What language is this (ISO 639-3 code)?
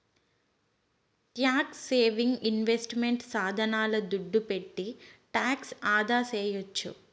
tel